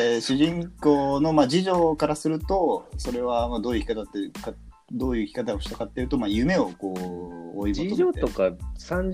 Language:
Japanese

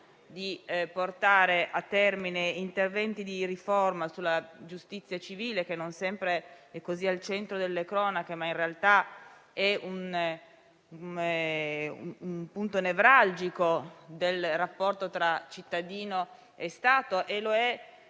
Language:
Italian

